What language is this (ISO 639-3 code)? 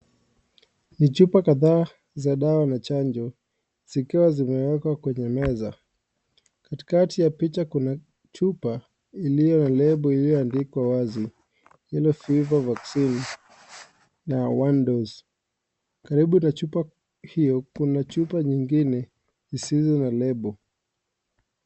swa